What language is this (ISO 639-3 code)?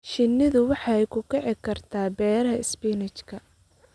som